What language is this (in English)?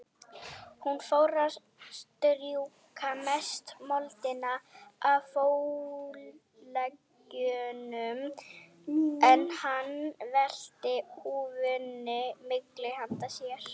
Icelandic